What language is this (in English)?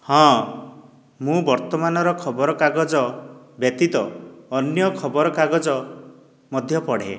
Odia